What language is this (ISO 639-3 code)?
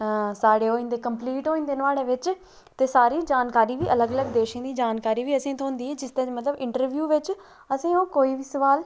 doi